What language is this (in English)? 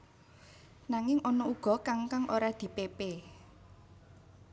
Javanese